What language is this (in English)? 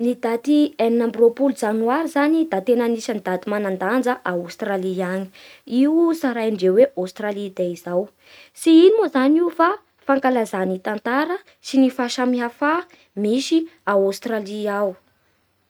Bara Malagasy